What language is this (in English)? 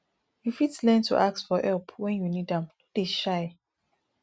Nigerian Pidgin